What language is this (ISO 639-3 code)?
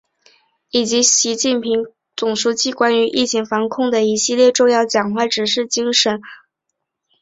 zho